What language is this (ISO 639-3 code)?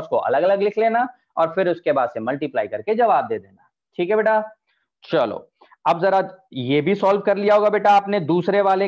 hin